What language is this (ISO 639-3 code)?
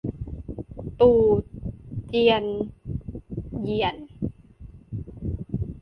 tha